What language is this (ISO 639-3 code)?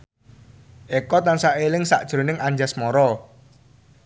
jav